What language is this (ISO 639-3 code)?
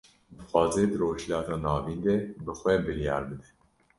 kur